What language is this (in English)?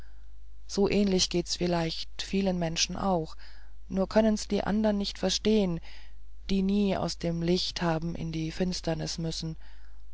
German